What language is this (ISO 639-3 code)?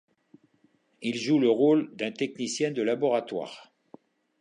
fra